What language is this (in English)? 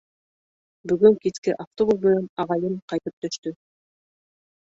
Bashkir